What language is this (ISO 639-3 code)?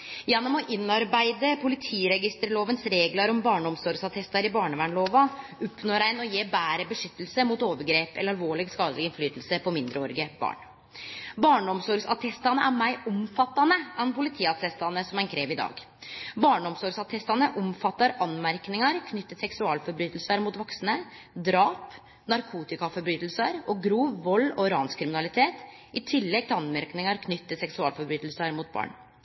nno